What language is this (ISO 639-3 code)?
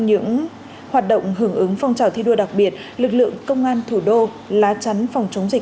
vie